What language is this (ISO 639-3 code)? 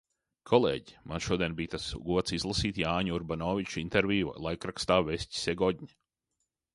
lav